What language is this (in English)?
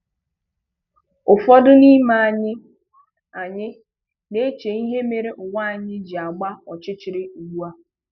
Igbo